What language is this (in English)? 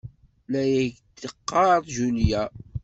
Kabyle